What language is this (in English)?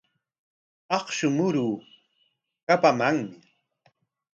Corongo Ancash Quechua